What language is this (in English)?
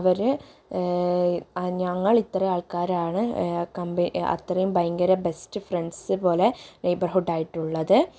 Malayalam